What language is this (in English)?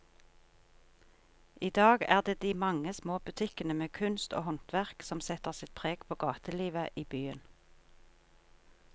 Norwegian